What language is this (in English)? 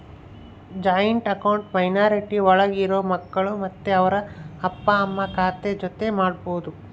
Kannada